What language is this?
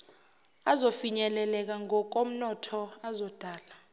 Zulu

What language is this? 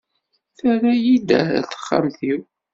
Kabyle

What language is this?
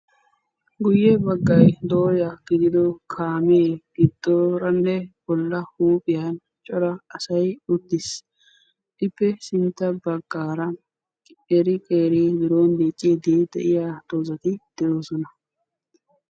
Wolaytta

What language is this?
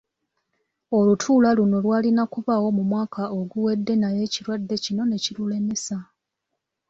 Ganda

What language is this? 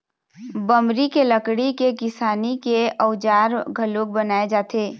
Chhattisgarhi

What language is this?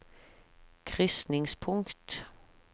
Norwegian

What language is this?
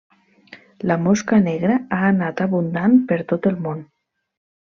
Catalan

